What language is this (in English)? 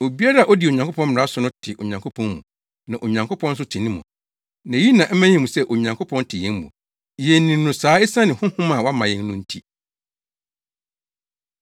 Akan